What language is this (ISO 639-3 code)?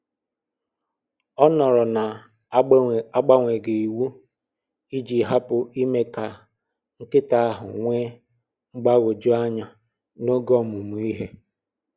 ibo